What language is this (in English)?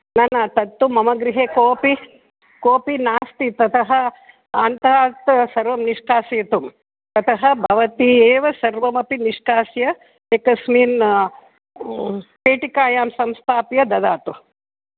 Sanskrit